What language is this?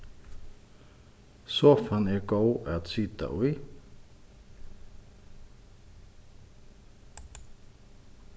Faroese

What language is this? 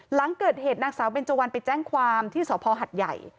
Thai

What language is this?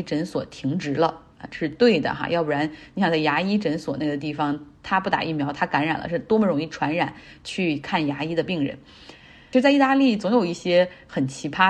Chinese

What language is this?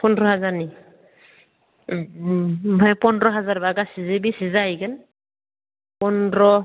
Bodo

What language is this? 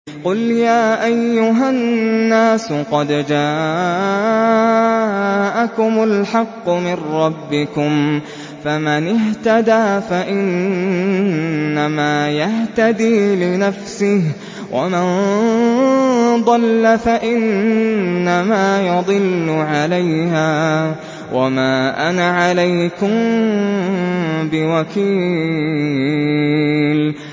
Arabic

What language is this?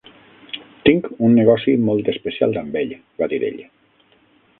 Catalan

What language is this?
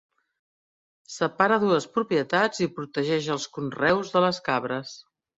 Catalan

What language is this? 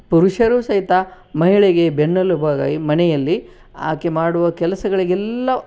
Kannada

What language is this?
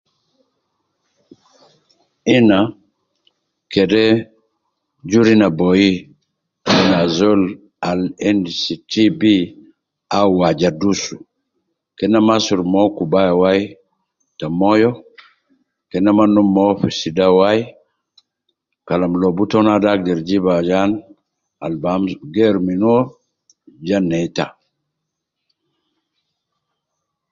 Nubi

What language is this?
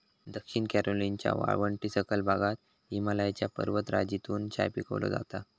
Marathi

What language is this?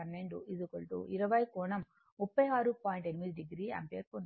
Telugu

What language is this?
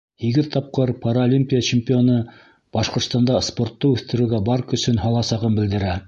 Bashkir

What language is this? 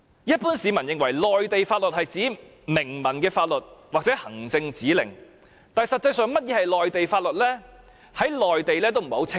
Cantonese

